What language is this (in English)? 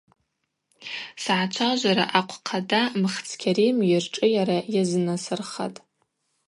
Abaza